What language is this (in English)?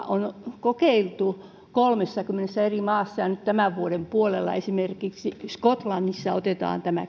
Finnish